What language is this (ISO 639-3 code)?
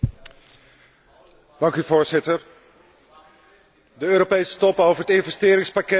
nld